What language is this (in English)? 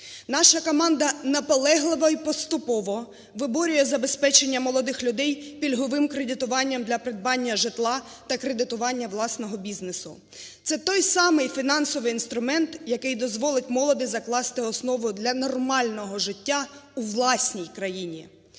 Ukrainian